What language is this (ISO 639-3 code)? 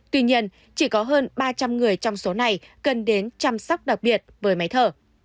vie